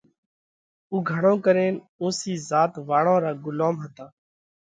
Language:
Parkari Koli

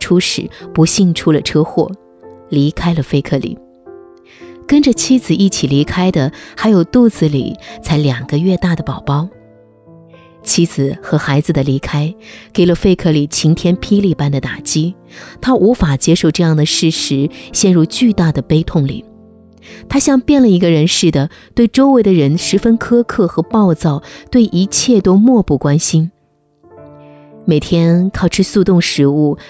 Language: Chinese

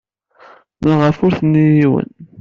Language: Kabyle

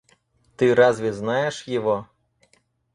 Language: Russian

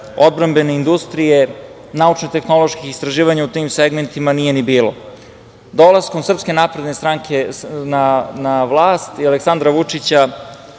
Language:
Serbian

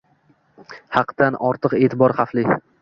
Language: Uzbek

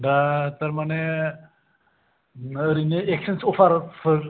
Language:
Bodo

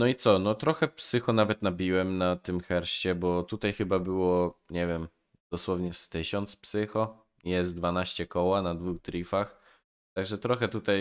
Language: Polish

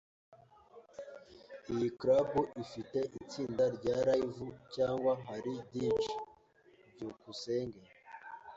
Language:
Kinyarwanda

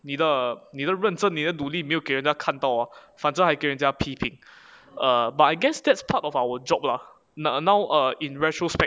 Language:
English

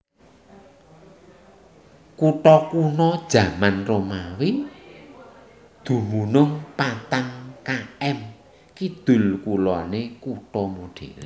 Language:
Javanese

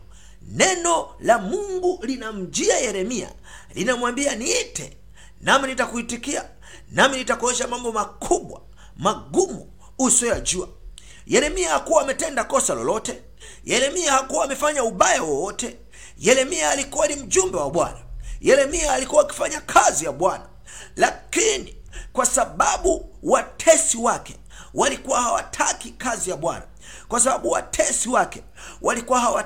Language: Swahili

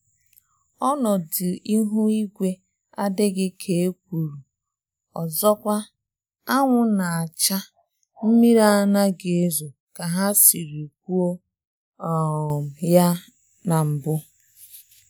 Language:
Igbo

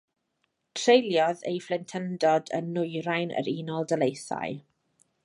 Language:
Welsh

